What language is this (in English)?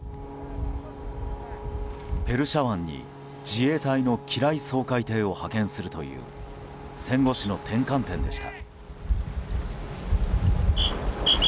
Japanese